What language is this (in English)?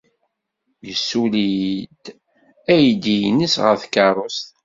Kabyle